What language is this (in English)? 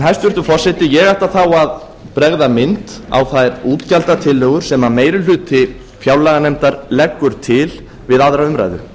Icelandic